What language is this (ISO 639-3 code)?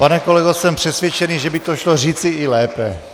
ces